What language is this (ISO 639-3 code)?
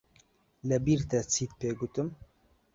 ckb